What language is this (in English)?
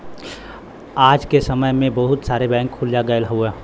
Bhojpuri